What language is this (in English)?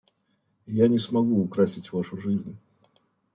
Russian